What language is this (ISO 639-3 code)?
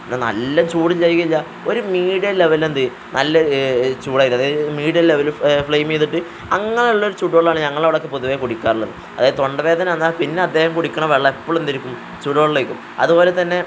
mal